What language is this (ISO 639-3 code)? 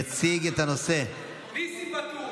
heb